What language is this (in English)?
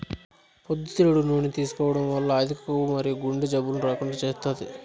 Telugu